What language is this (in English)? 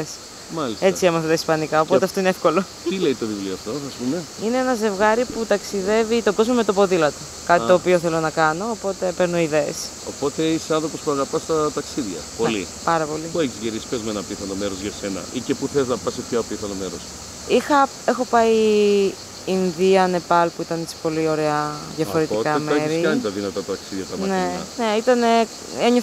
Greek